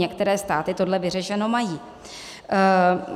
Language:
Czech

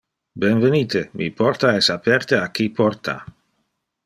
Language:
Interlingua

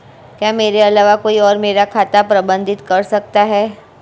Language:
Hindi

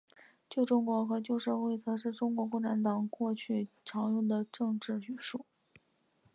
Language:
Chinese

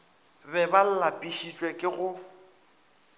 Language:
Northern Sotho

